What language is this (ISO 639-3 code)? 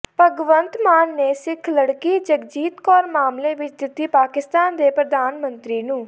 pan